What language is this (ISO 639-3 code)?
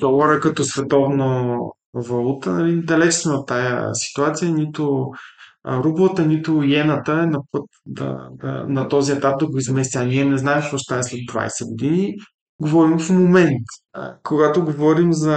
bul